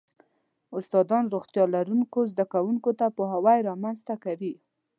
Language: Pashto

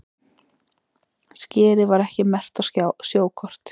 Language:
Icelandic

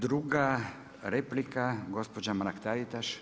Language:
Croatian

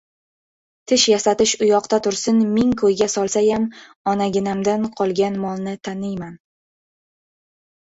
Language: Uzbek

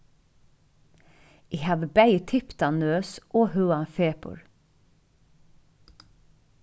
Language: Faroese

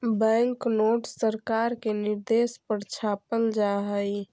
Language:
Magahi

